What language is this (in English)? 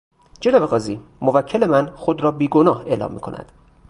Persian